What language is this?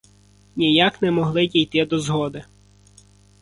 Ukrainian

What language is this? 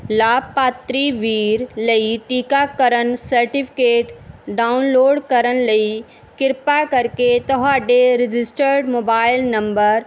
Punjabi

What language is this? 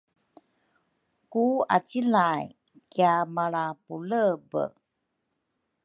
Rukai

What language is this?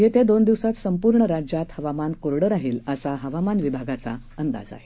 Marathi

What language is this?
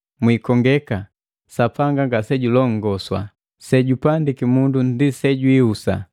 Matengo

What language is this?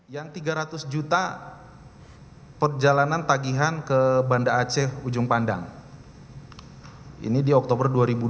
Indonesian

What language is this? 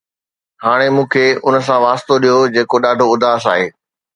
Sindhi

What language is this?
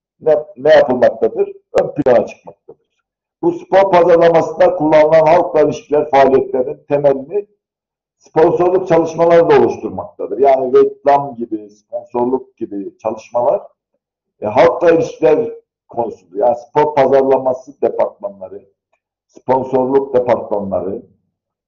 Turkish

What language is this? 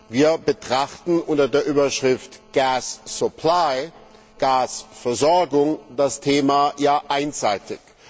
German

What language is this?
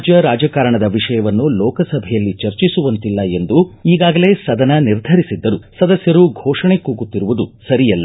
Kannada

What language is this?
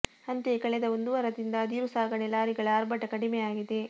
Kannada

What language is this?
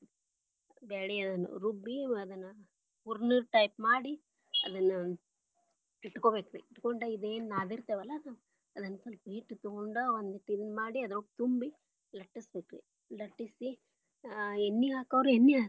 Kannada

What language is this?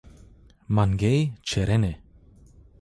Zaza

